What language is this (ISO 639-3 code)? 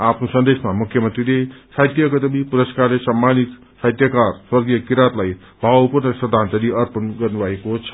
nep